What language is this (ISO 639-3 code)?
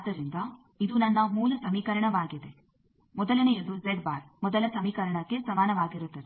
kan